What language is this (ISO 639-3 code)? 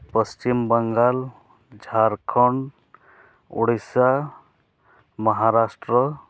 sat